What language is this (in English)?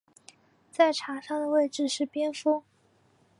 Chinese